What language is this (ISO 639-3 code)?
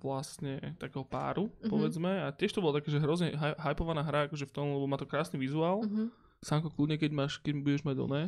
slk